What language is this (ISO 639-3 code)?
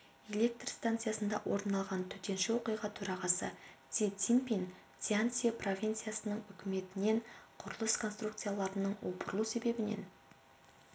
kaz